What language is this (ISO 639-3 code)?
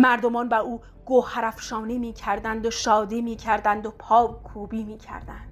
fas